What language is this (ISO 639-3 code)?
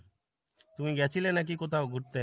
ben